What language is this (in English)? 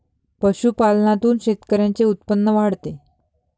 Marathi